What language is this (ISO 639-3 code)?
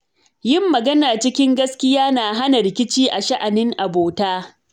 hau